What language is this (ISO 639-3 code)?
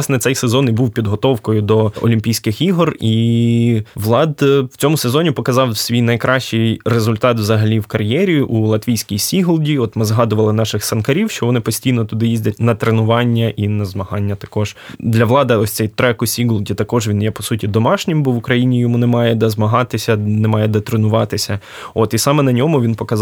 ukr